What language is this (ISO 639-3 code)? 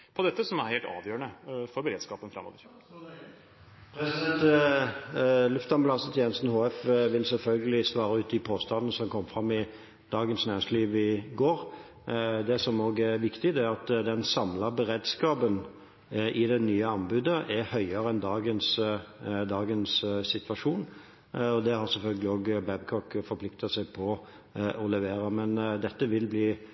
nob